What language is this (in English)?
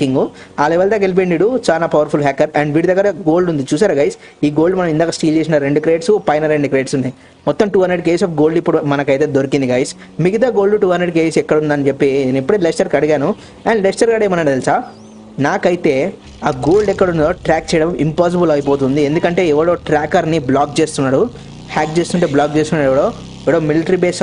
Telugu